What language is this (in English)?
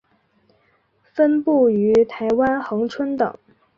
Chinese